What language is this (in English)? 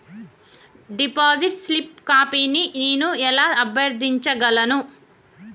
Telugu